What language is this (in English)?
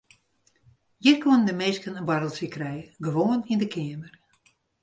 Western Frisian